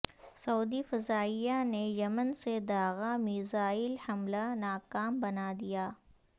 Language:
Urdu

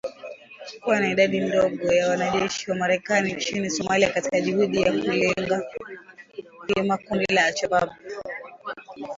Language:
Swahili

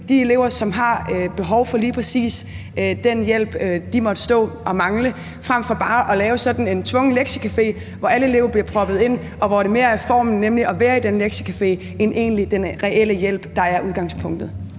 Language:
Danish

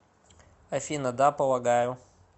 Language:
Russian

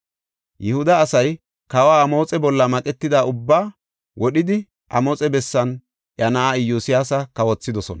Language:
Gofa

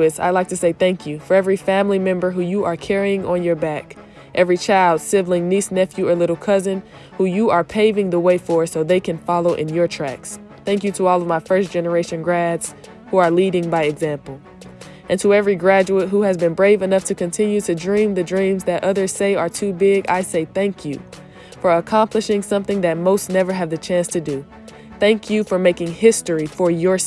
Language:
English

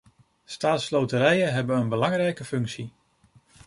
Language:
Dutch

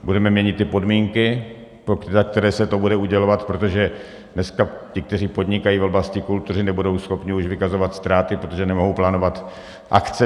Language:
Czech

